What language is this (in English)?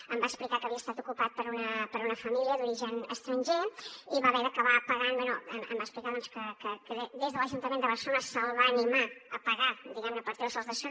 Catalan